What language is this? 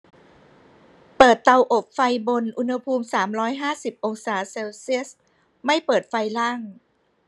Thai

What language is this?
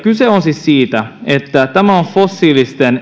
Finnish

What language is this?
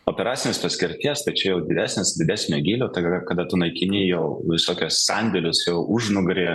Lithuanian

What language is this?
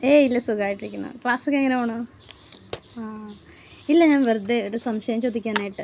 Malayalam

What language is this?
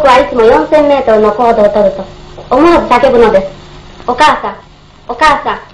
Japanese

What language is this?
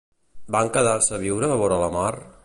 Catalan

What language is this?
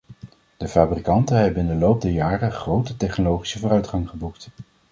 Dutch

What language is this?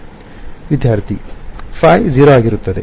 Kannada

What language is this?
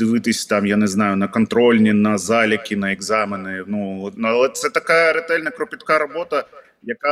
Ukrainian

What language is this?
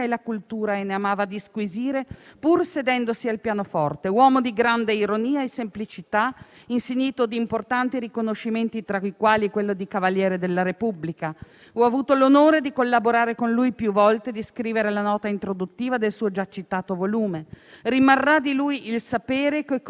Italian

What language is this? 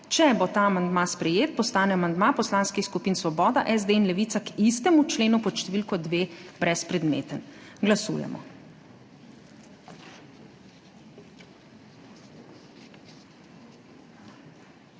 Slovenian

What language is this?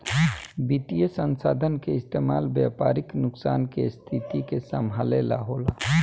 Bhojpuri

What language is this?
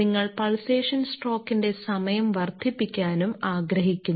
Malayalam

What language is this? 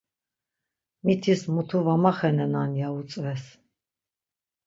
Laz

